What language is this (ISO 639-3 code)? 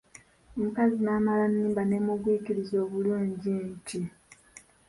lug